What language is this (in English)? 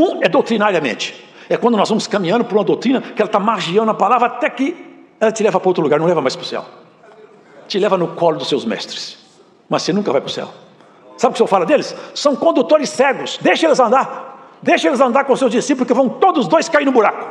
Portuguese